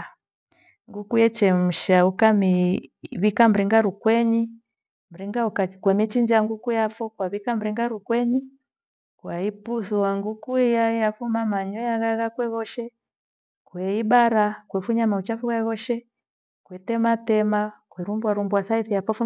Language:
Gweno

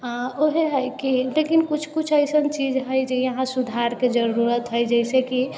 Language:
Maithili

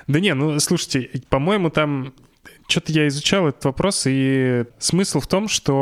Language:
Russian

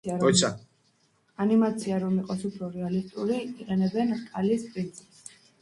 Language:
Georgian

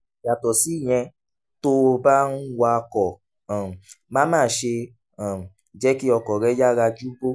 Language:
Yoruba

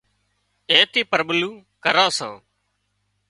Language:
Wadiyara Koli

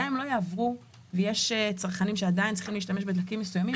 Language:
Hebrew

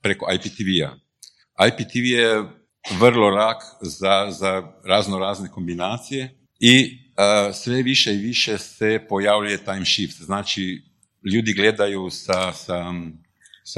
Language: Croatian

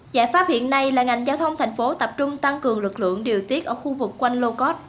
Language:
Vietnamese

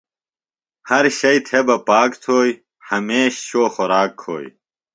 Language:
Phalura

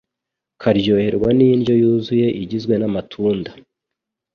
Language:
Kinyarwanda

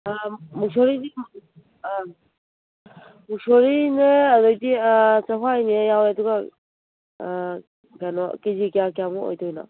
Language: Manipuri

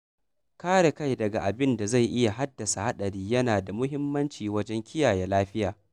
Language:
Hausa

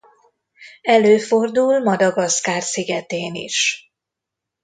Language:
Hungarian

